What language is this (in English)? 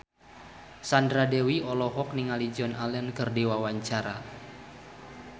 Sundanese